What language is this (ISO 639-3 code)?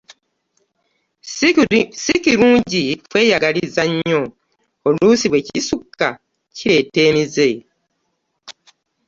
lug